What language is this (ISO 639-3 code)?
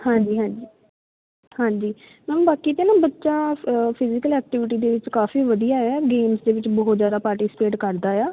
pan